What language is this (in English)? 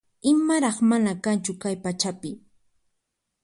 Puno Quechua